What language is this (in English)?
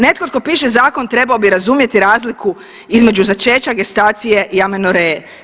Croatian